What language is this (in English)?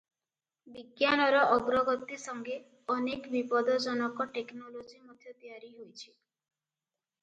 Odia